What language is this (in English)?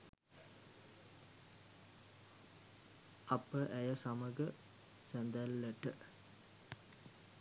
Sinhala